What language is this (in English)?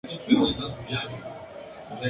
Spanish